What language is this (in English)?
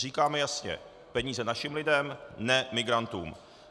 Czech